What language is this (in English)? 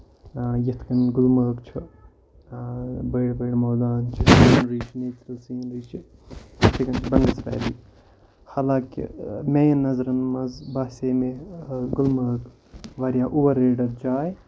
Kashmiri